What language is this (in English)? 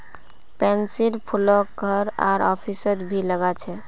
Magahi